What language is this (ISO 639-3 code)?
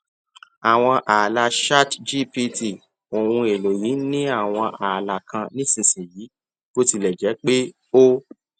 yor